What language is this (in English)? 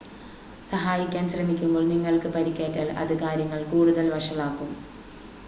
Malayalam